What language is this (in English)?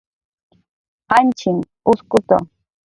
Jaqaru